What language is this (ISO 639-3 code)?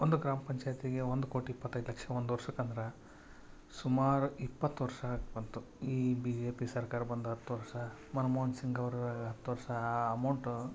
kan